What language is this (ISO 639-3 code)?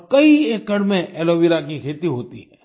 hin